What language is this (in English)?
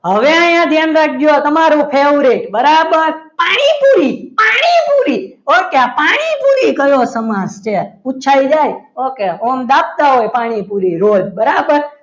Gujarati